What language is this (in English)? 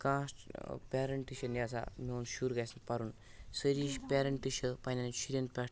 Kashmiri